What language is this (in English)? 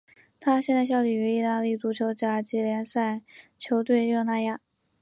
Chinese